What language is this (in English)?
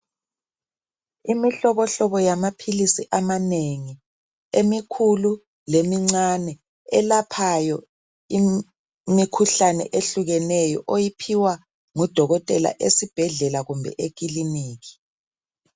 North Ndebele